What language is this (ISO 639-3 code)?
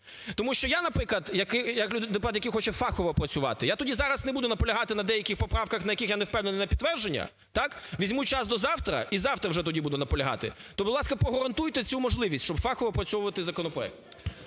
ukr